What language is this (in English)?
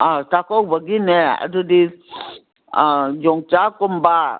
Manipuri